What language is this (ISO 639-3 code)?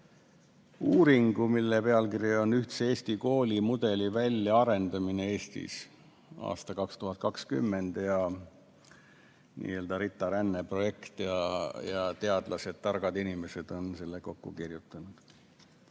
est